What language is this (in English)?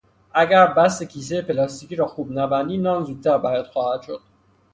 Persian